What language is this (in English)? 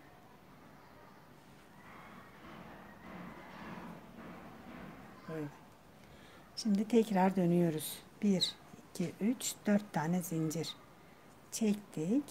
Turkish